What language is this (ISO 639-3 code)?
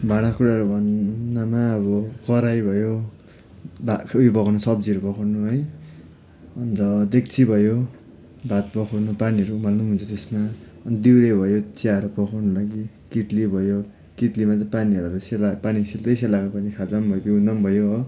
nep